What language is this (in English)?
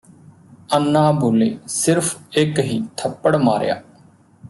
Punjabi